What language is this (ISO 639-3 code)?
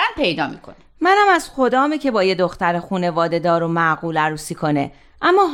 fas